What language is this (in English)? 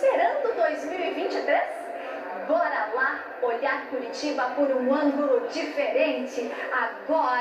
Portuguese